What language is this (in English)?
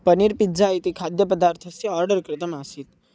Sanskrit